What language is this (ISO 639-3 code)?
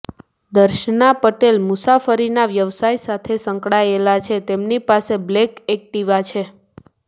guj